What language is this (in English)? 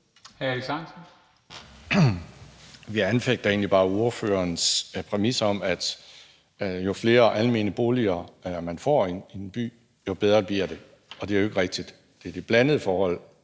Danish